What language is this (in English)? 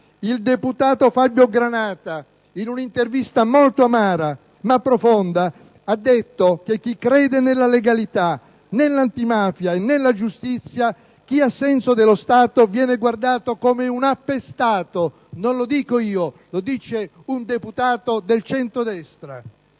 Italian